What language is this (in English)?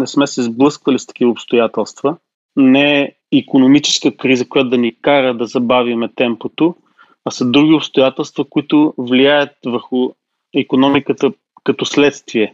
Bulgarian